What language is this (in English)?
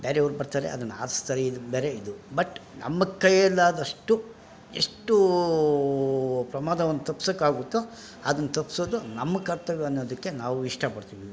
Kannada